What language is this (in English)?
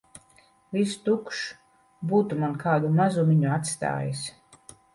Latvian